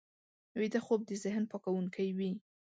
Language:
Pashto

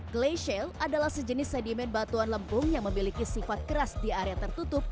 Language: Indonesian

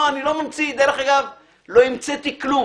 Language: Hebrew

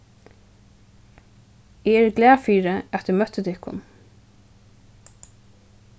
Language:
Faroese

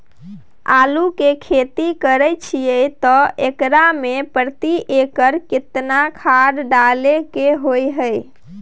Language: Maithili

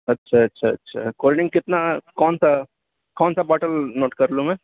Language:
Urdu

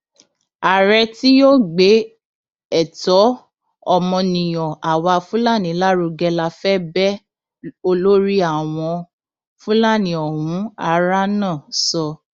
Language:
Yoruba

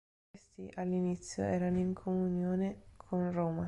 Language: Italian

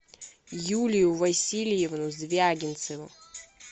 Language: Russian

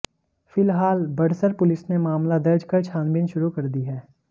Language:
Hindi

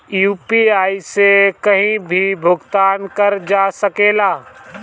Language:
Bhojpuri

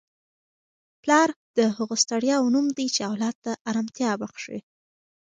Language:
Pashto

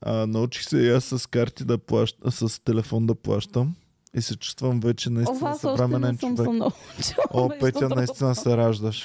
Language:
Bulgarian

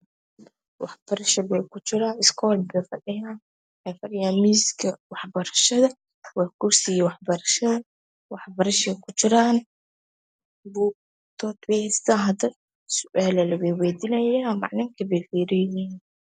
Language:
Somali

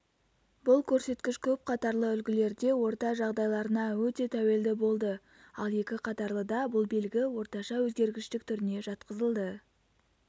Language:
Kazakh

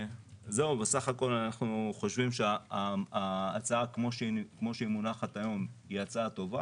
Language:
Hebrew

